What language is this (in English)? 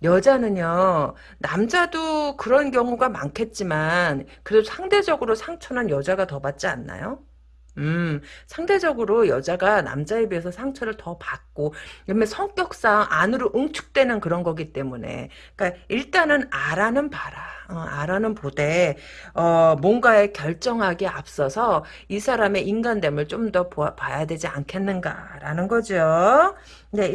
Korean